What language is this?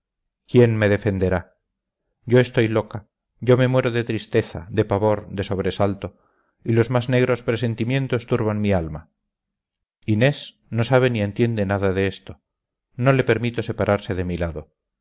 Spanish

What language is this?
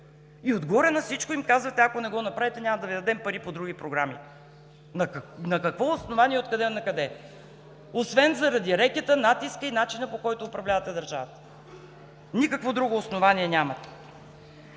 Bulgarian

